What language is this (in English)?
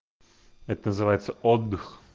Russian